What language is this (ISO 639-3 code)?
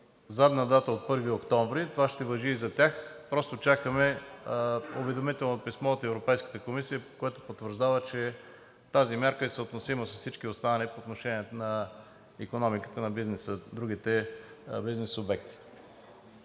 bul